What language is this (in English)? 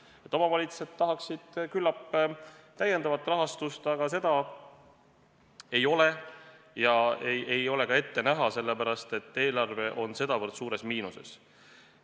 Estonian